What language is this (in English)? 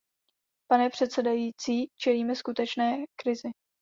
Czech